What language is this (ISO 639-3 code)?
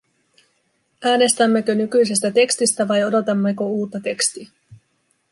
fin